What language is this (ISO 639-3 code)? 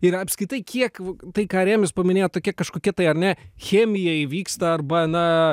lit